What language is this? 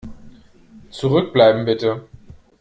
German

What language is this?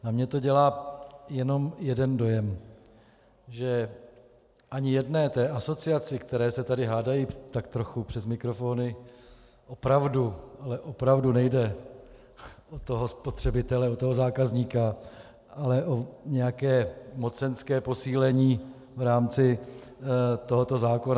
Czech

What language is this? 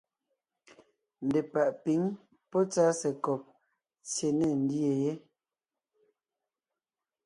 Ngiemboon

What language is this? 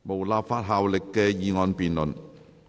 Cantonese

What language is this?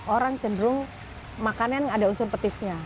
Indonesian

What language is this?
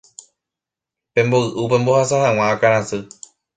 Guarani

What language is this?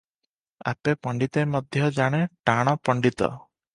Odia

